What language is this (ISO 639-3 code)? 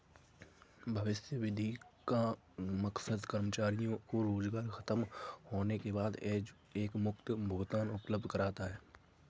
hin